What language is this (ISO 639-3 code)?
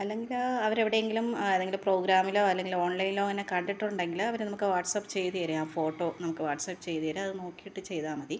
mal